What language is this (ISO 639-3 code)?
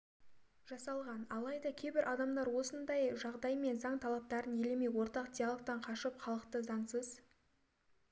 kaz